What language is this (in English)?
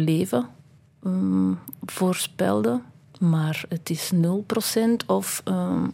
Dutch